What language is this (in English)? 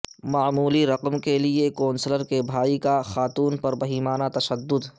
Urdu